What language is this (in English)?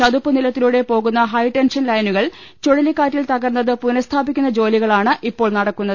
Malayalam